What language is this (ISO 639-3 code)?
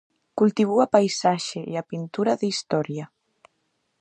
glg